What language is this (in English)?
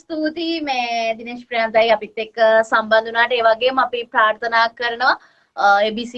Indonesian